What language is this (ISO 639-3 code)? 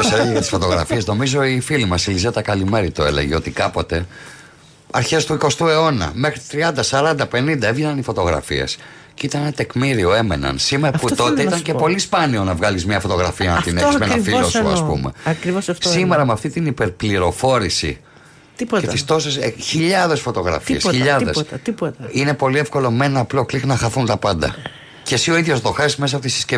ell